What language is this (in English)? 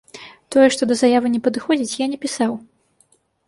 Belarusian